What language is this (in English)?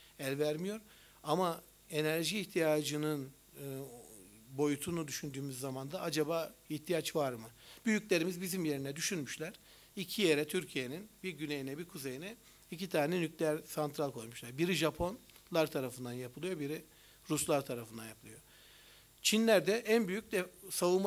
Turkish